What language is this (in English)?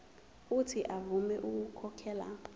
Zulu